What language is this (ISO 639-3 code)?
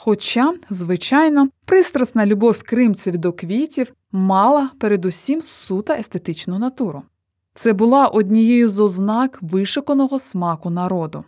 ukr